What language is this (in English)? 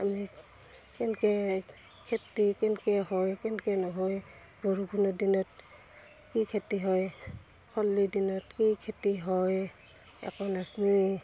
Assamese